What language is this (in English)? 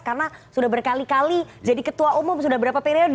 Indonesian